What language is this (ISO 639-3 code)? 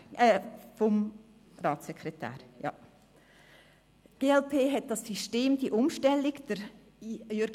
gsw